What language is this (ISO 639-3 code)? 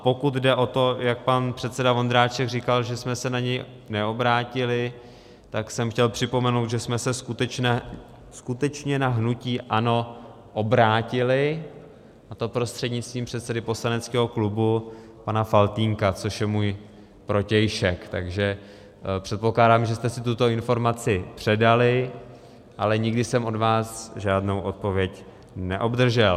ces